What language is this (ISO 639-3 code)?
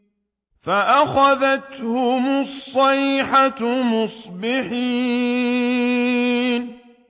ara